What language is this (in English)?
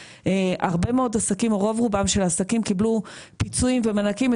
Hebrew